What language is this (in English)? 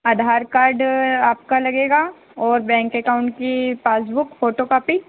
Hindi